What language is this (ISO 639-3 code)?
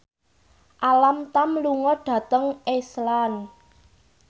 jav